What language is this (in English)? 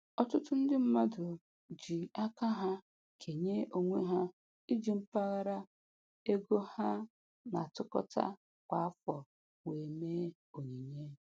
Igbo